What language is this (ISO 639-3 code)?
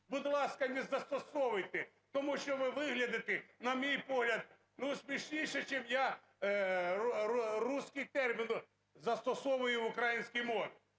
ukr